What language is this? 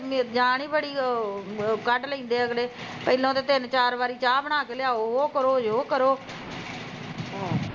Punjabi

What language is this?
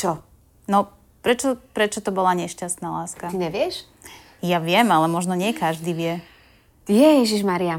Slovak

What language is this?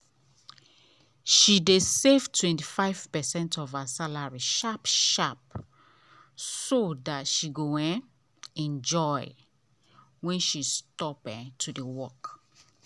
Nigerian Pidgin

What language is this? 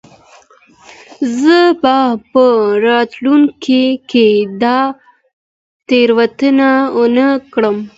Pashto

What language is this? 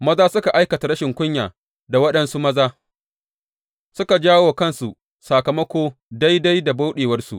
Hausa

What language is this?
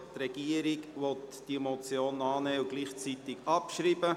Swiss German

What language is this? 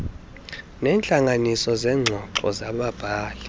Xhosa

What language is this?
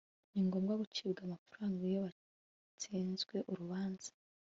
Kinyarwanda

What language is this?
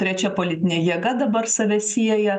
Lithuanian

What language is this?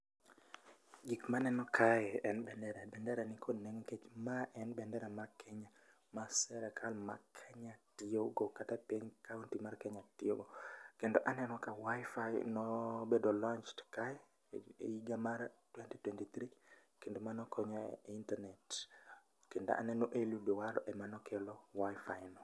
Luo (Kenya and Tanzania)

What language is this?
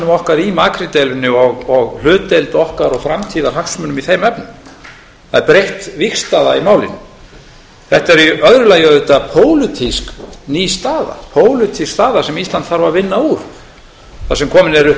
Icelandic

